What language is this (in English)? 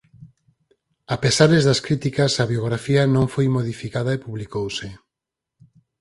Galician